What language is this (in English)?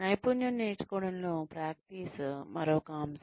Telugu